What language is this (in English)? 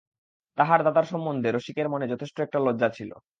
Bangla